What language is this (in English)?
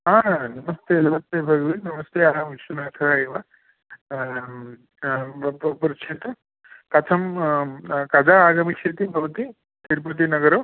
Sanskrit